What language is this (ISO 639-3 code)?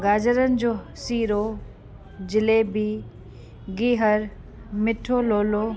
snd